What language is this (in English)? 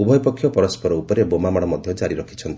Odia